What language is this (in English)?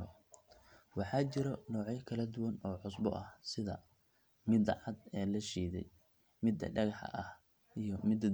Somali